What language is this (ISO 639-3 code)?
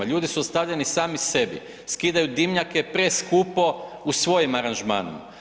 hrv